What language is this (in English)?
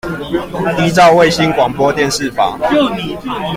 Chinese